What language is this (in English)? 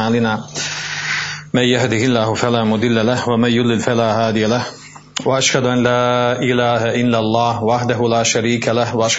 Croatian